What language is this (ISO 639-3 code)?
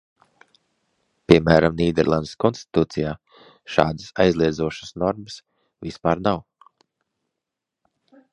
lav